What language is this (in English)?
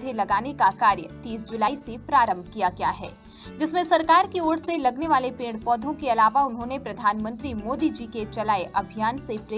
Hindi